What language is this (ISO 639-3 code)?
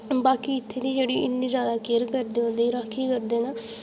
doi